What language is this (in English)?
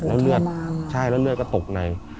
Thai